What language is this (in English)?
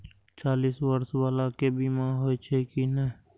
Maithili